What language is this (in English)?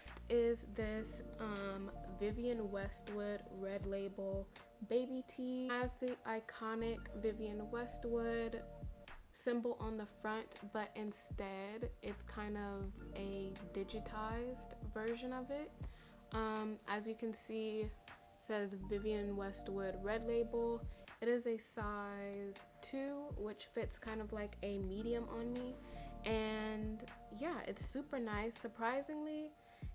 English